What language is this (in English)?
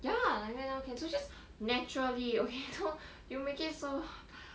English